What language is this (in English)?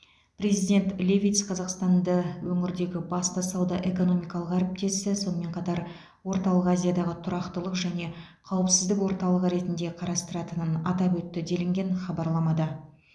Kazakh